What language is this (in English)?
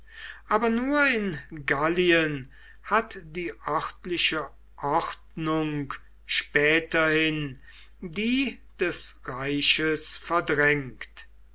German